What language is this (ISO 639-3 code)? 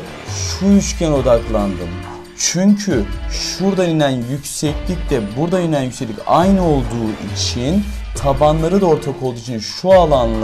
tur